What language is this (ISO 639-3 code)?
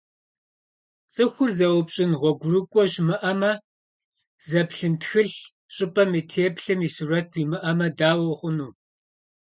kbd